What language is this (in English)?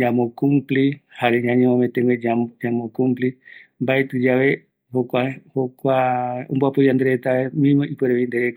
Eastern Bolivian Guaraní